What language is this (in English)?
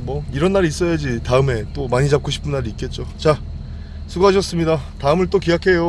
Korean